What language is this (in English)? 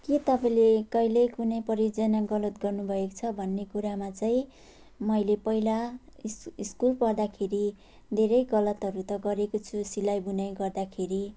Nepali